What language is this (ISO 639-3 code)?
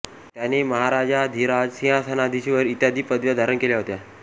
mar